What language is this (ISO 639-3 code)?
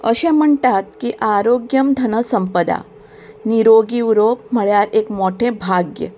kok